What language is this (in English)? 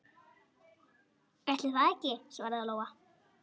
Icelandic